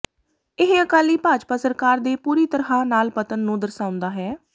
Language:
Punjabi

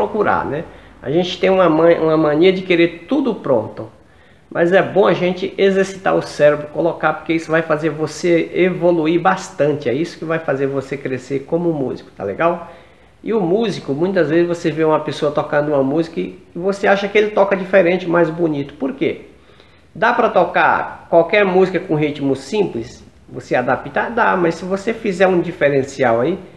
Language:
Portuguese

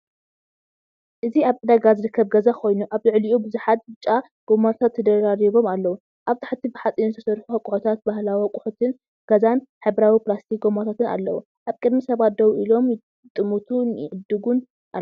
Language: Tigrinya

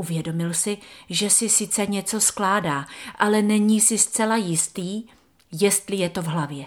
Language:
Czech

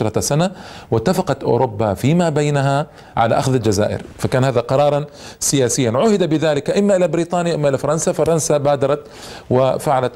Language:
Arabic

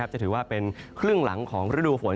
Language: Thai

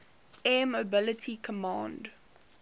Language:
English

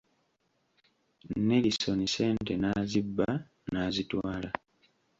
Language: Ganda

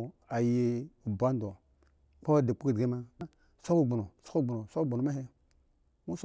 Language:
Eggon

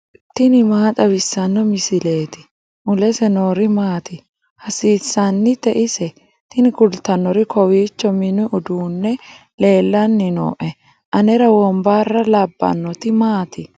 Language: Sidamo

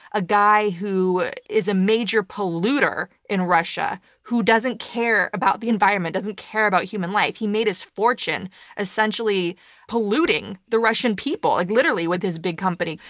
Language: English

